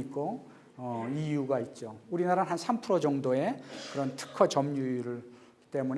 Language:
Korean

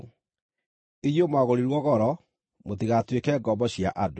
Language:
Kikuyu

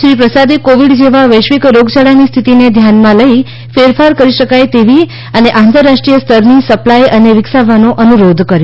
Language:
Gujarati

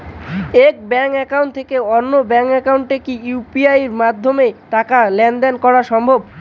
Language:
Bangla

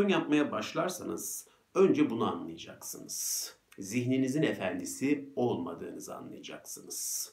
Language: Turkish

